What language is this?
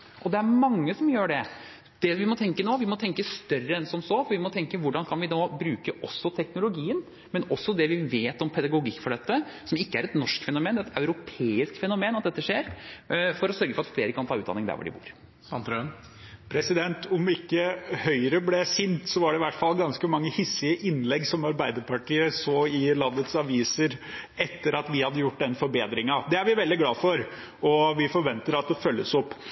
Norwegian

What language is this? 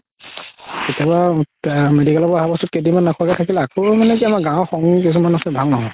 Assamese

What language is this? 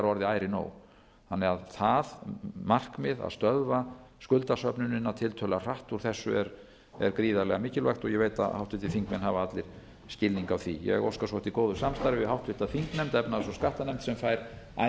Icelandic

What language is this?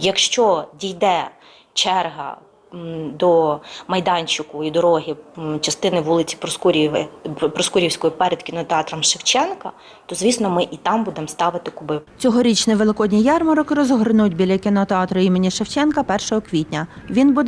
Ukrainian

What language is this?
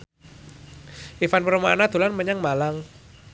Javanese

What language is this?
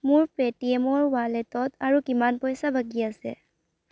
Assamese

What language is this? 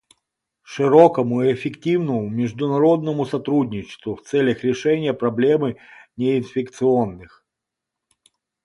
Russian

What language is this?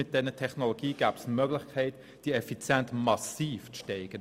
Swiss German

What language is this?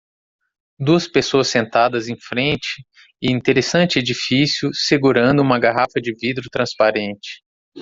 Portuguese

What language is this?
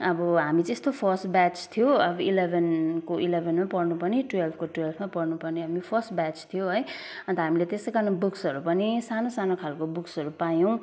Nepali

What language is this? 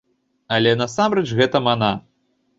Belarusian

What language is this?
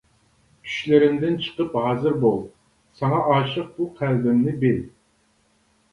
Uyghur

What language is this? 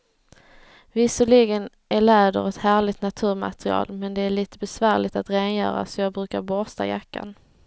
Swedish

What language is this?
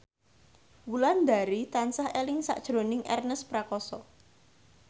Javanese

